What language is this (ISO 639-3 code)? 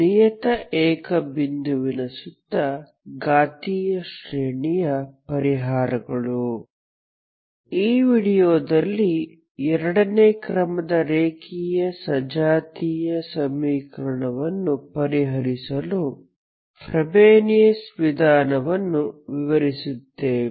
kan